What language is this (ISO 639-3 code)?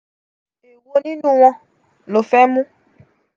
yor